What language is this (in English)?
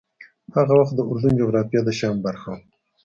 Pashto